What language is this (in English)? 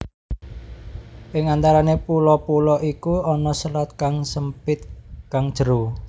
Javanese